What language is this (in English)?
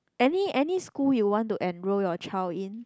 English